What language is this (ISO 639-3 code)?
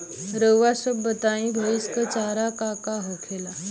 bho